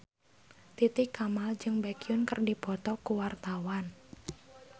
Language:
Sundanese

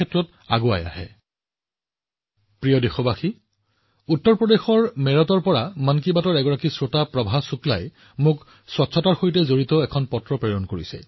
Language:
Assamese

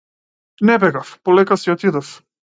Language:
Macedonian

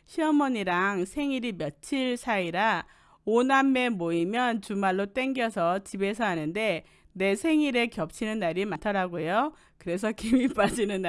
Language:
Korean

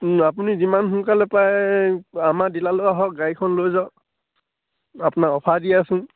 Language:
Assamese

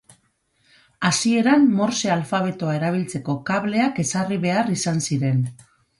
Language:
Basque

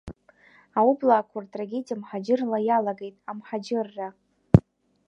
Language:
Abkhazian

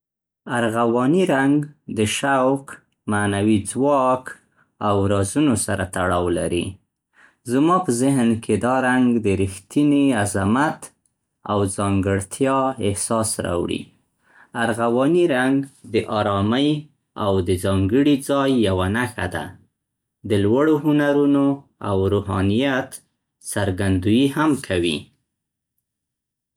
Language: Central Pashto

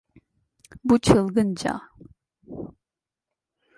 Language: Turkish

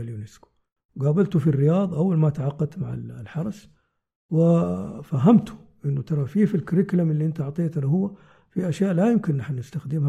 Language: Arabic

